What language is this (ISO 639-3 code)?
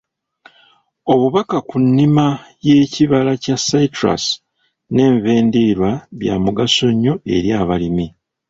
lug